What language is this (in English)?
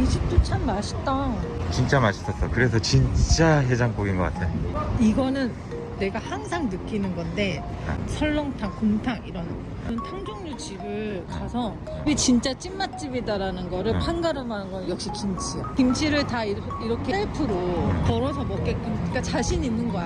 Korean